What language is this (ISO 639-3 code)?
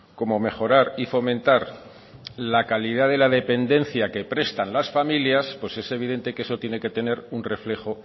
spa